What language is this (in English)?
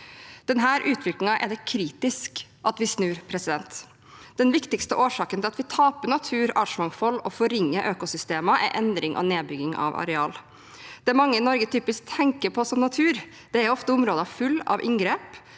Norwegian